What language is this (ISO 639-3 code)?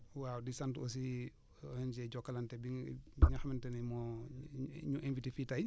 wol